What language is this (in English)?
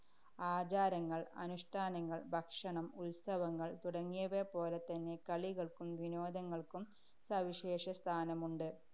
Malayalam